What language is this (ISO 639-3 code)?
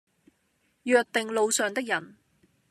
yue